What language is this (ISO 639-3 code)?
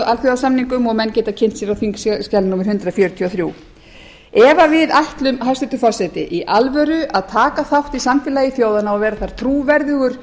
isl